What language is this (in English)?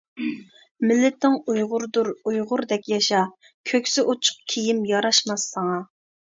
Uyghur